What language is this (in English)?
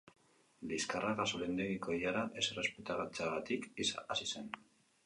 Basque